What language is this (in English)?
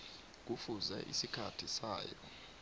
South Ndebele